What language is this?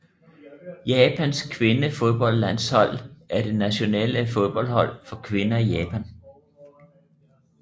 Danish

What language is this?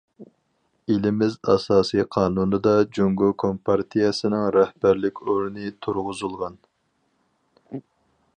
Uyghur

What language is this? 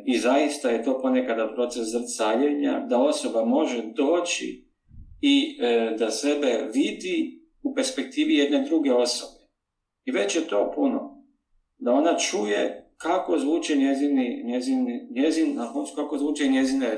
Croatian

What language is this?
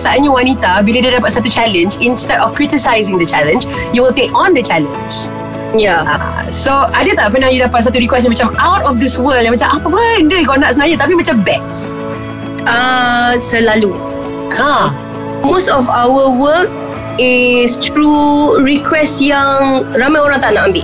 Malay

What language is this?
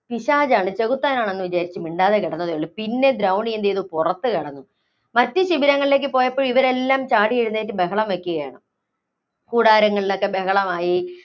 Malayalam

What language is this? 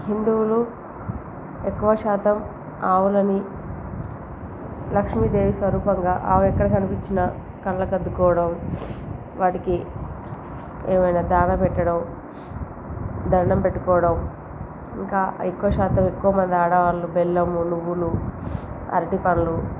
Telugu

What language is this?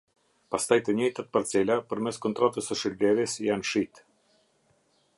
Albanian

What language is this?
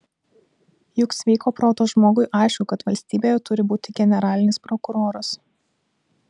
Lithuanian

